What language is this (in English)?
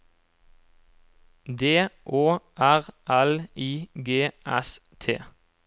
Norwegian